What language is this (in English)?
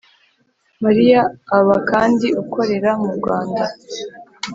Kinyarwanda